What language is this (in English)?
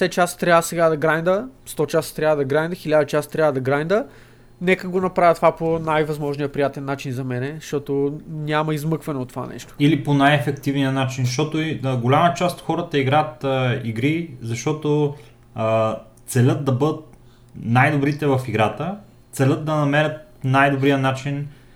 Bulgarian